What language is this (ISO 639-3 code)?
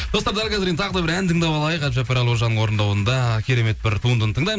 kaz